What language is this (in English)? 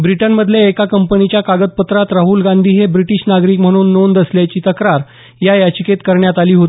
Marathi